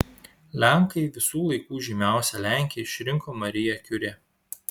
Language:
Lithuanian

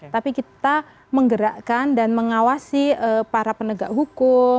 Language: Indonesian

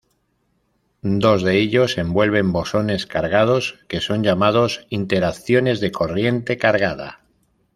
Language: Spanish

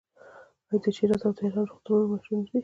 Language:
Pashto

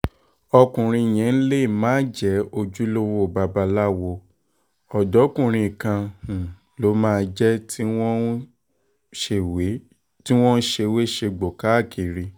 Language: Yoruba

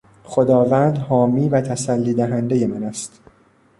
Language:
Persian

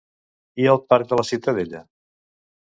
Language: Catalan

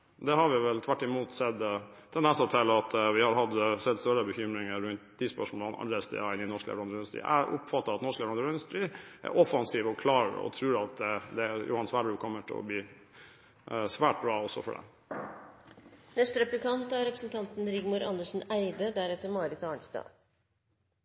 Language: Norwegian Bokmål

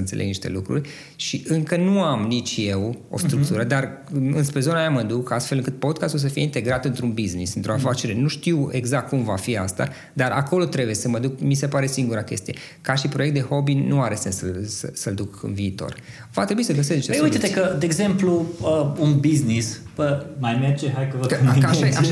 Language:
Romanian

